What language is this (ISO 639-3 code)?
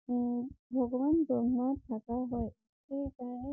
asm